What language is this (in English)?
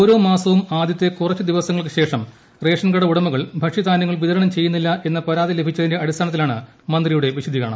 Malayalam